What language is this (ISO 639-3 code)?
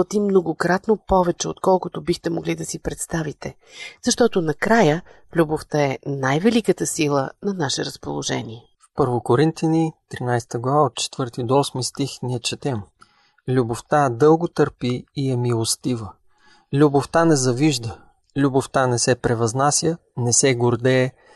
bul